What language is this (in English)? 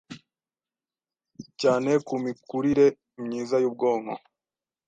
Kinyarwanda